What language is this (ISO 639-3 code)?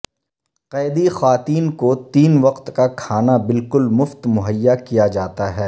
urd